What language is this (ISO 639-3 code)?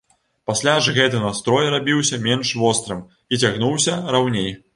bel